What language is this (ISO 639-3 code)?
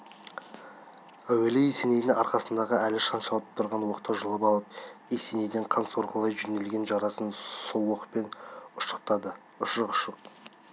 kaz